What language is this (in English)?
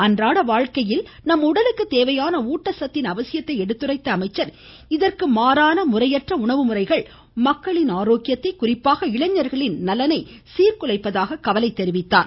Tamil